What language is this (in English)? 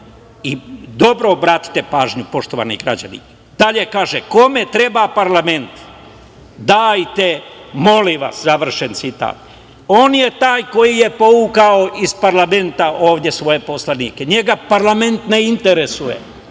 Serbian